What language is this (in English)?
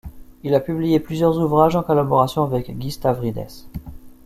French